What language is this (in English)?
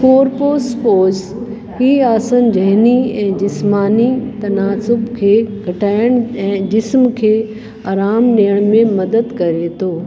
Sindhi